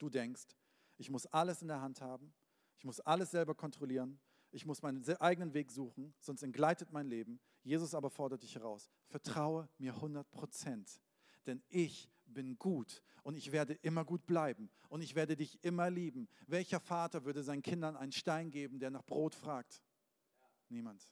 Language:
German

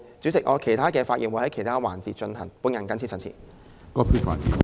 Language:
Cantonese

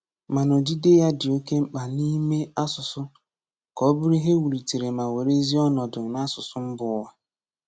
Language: Igbo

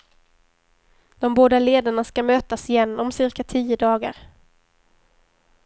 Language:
Swedish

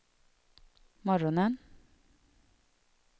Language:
Swedish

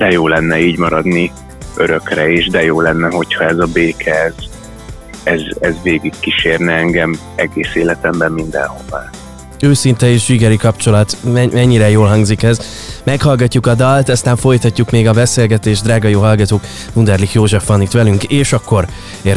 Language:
Hungarian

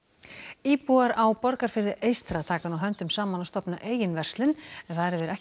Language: Icelandic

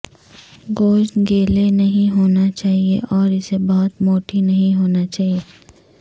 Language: Urdu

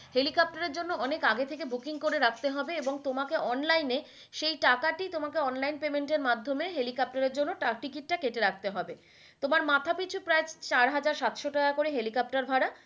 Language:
Bangla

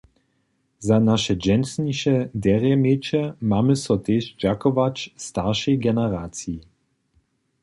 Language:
Upper Sorbian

